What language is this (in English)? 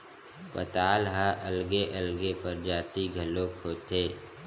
Chhattisgarhi